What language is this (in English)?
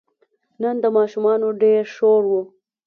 Pashto